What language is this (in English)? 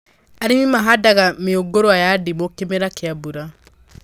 Kikuyu